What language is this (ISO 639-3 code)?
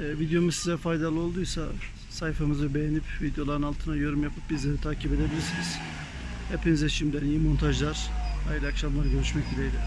tur